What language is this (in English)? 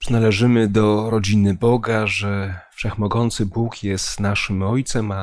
Polish